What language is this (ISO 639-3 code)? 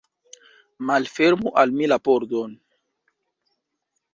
epo